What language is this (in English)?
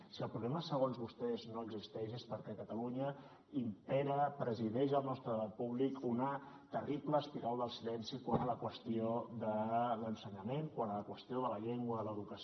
Catalan